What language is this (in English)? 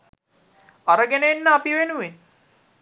Sinhala